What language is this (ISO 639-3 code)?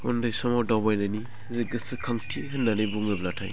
brx